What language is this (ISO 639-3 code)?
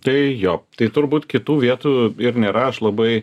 lit